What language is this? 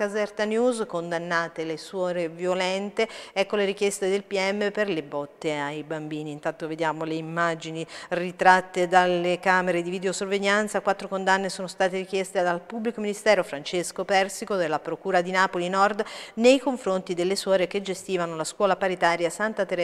Italian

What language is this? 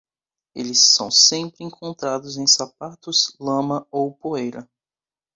Portuguese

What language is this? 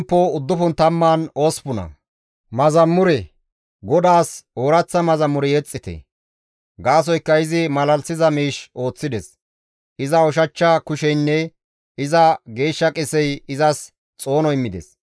Gamo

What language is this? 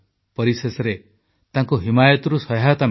Odia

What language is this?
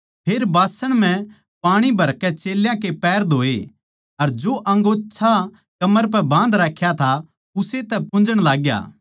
Haryanvi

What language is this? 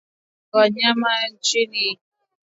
Swahili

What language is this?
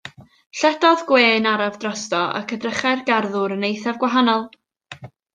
Welsh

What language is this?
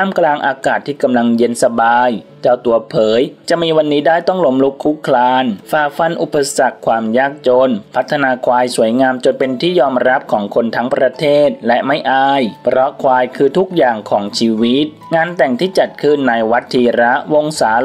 Thai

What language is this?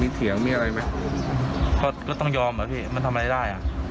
Thai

